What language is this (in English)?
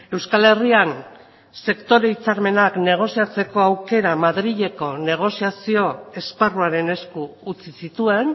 Basque